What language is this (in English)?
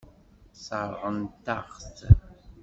Kabyle